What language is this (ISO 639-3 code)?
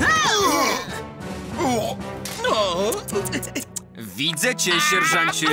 pol